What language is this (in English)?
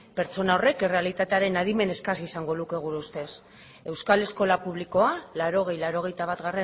Basque